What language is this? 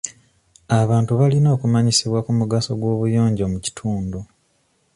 Ganda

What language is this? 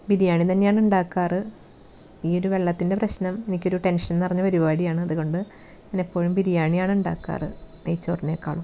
Malayalam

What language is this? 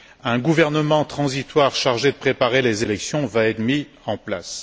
French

